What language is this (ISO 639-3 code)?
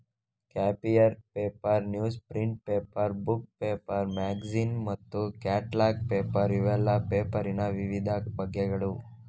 kan